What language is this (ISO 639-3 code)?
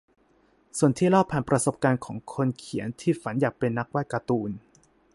tha